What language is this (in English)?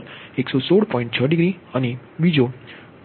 Gujarati